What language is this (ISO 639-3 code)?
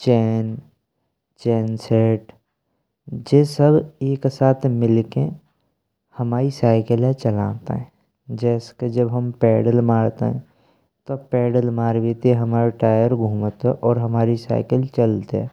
bra